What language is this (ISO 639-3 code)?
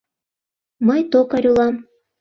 chm